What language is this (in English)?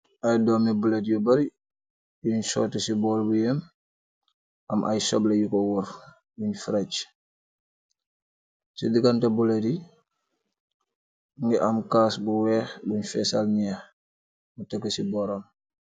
Wolof